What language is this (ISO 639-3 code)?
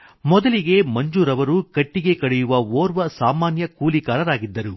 kan